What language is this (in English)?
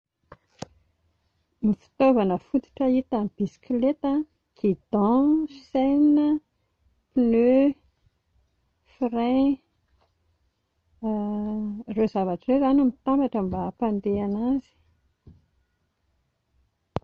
Malagasy